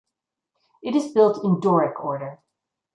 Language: English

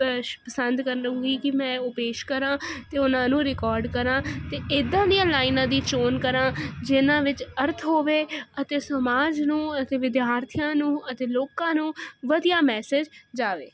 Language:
Punjabi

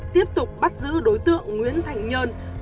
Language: Vietnamese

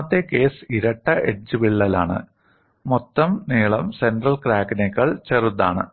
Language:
Malayalam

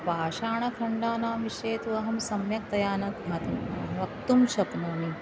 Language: Sanskrit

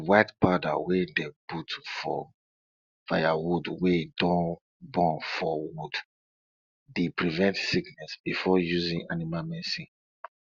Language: Nigerian Pidgin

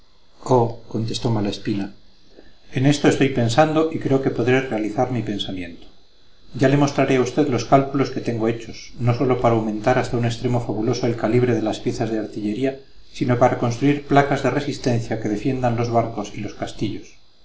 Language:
Spanish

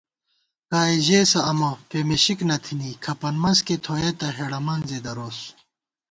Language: Gawar-Bati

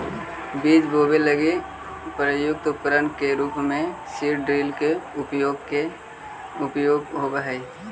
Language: Magahi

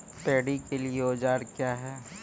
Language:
Maithili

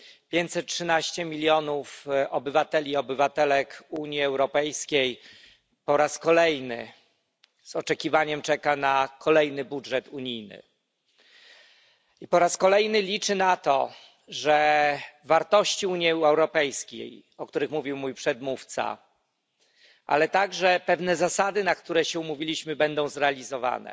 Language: Polish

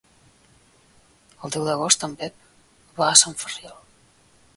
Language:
Catalan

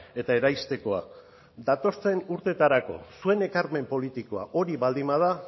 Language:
Basque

